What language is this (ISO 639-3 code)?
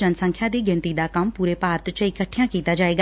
pan